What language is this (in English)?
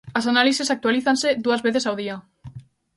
Galician